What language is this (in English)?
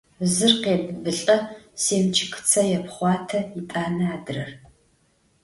Adyghe